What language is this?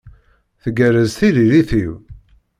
Kabyle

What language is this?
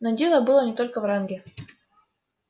Russian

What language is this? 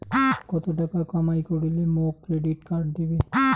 Bangla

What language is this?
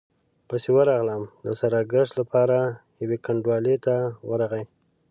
Pashto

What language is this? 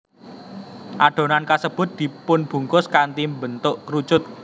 Javanese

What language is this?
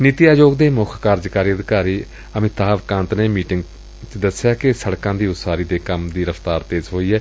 Punjabi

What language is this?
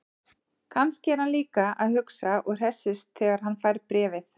Icelandic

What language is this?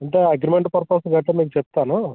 Telugu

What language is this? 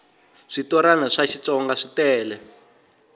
Tsonga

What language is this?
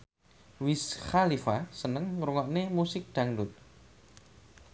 Javanese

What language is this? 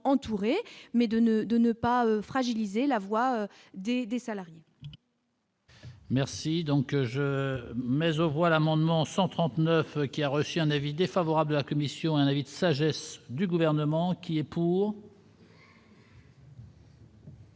French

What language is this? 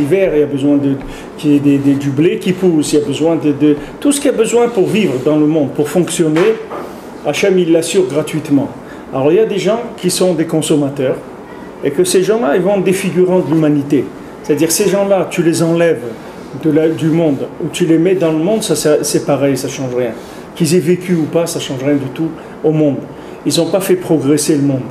French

